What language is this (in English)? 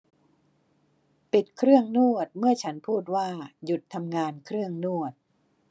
Thai